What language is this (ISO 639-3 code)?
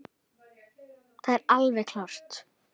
isl